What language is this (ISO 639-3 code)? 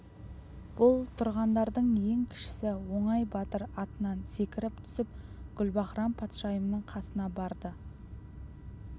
kaz